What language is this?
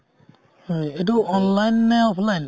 Assamese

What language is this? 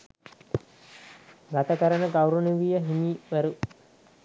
Sinhala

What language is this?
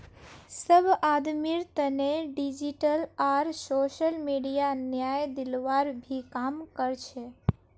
Magahi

